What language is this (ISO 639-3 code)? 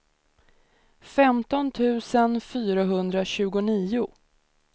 swe